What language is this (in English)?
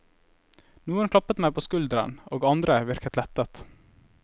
Norwegian